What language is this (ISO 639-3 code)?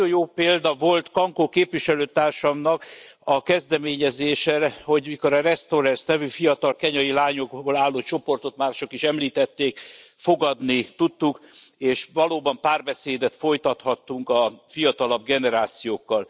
hun